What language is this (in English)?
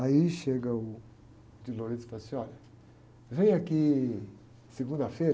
Portuguese